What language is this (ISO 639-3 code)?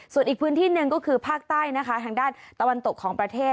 tha